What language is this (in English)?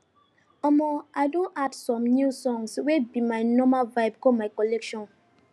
Nigerian Pidgin